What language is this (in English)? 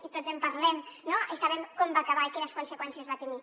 Catalan